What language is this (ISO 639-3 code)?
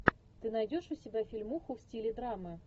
rus